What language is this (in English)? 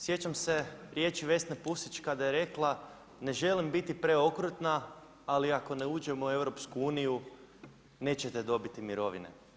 Croatian